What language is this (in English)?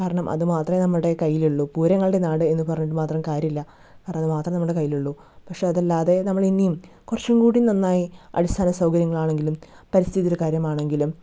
Malayalam